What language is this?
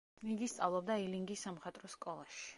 Georgian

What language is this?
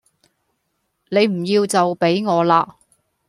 Cantonese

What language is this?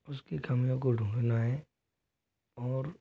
Hindi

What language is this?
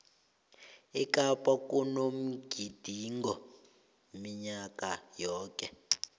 South Ndebele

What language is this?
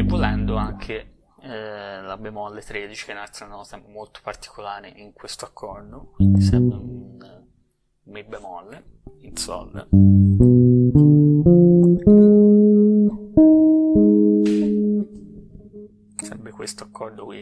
Italian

